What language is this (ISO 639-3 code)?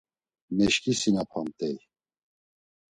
lzz